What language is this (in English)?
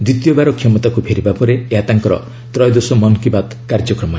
Odia